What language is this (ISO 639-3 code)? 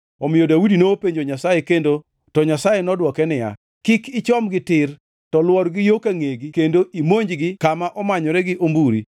luo